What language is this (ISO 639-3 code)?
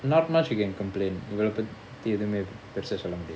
eng